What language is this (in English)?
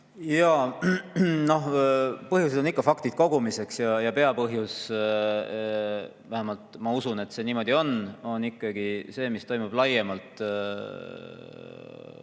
Estonian